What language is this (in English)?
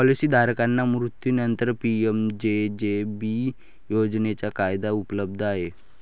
Marathi